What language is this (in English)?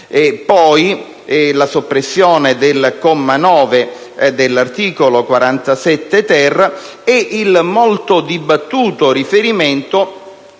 Italian